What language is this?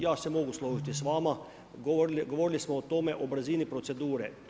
Croatian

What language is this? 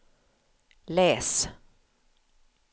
Swedish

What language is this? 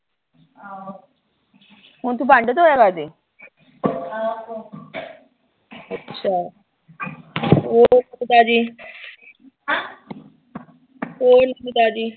Punjabi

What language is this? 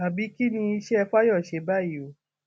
Yoruba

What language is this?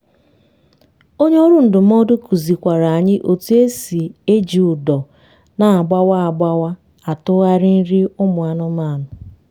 Igbo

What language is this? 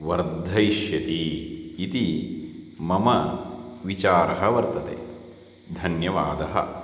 Sanskrit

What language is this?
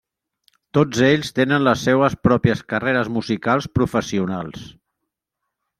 Catalan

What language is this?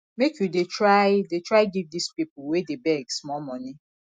Nigerian Pidgin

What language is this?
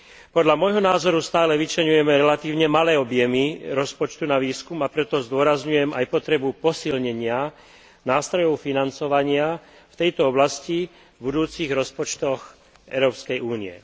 Slovak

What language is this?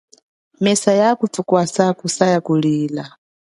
Chokwe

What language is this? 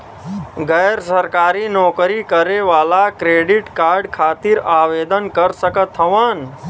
Bhojpuri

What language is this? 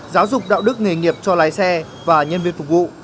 Vietnamese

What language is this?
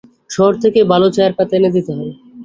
Bangla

